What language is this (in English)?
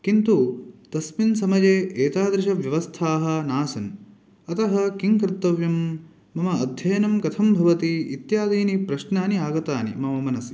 Sanskrit